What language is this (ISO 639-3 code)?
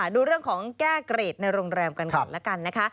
tha